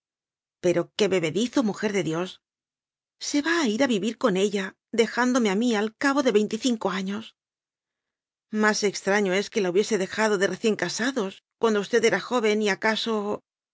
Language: Spanish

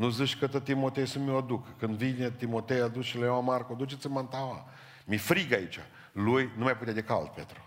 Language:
Romanian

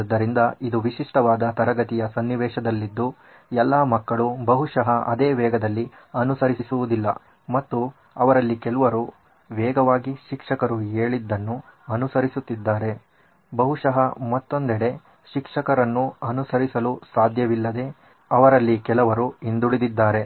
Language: Kannada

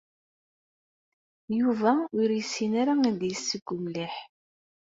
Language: Kabyle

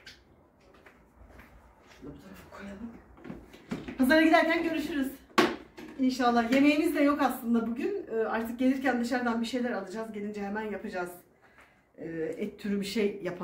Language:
Turkish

